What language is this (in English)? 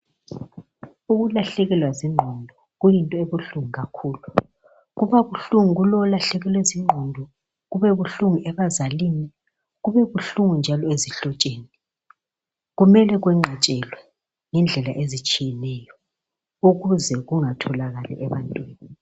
North Ndebele